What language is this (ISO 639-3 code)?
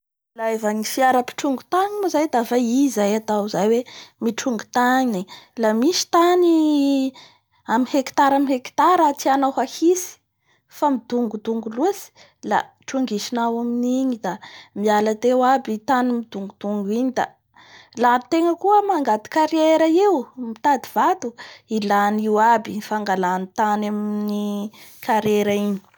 bhr